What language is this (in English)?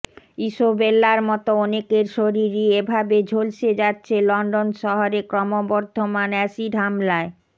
Bangla